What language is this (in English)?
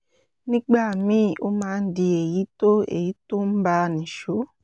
Yoruba